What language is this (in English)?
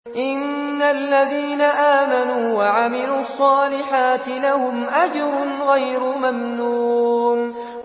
Arabic